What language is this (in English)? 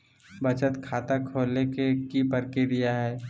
Magahi